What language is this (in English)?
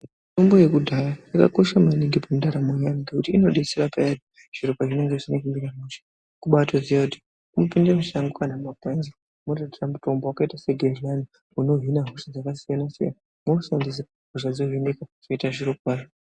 Ndau